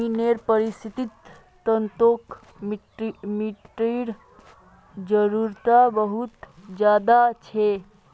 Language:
Magahi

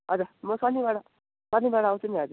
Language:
Nepali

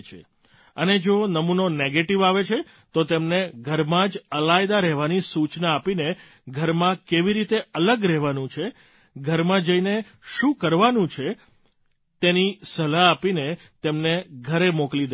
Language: Gujarati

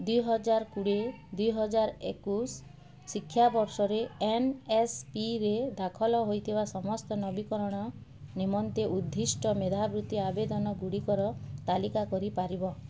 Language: Odia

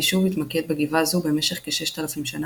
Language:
Hebrew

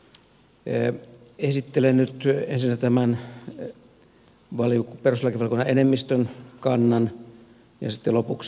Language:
Finnish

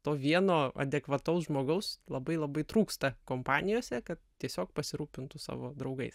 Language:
Lithuanian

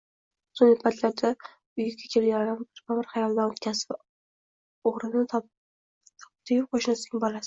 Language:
Uzbek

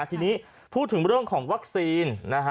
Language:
Thai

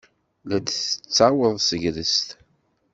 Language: Kabyle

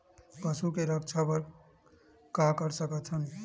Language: Chhattisgarhi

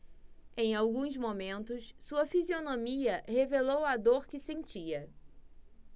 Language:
Portuguese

